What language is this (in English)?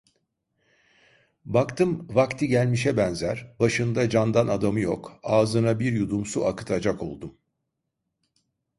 Turkish